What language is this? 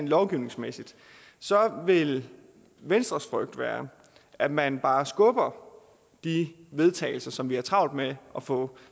Danish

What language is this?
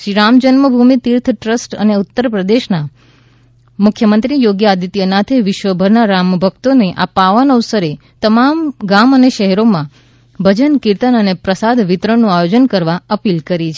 Gujarati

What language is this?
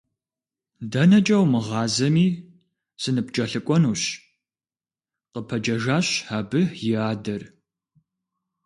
Kabardian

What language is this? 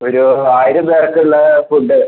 Malayalam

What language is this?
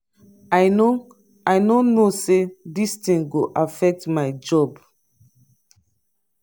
Nigerian Pidgin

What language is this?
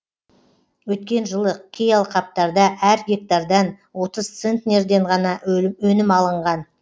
Kazakh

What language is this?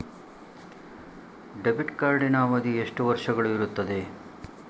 Kannada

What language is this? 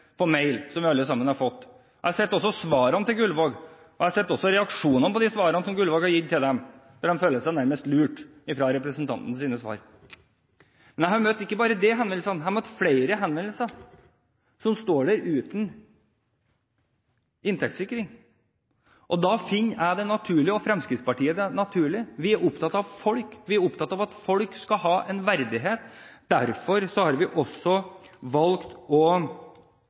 Norwegian Bokmål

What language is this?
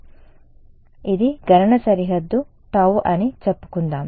Telugu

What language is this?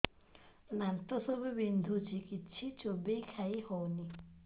Odia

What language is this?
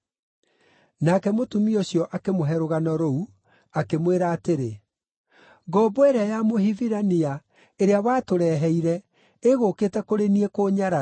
Kikuyu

